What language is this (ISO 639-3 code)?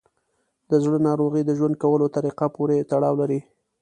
pus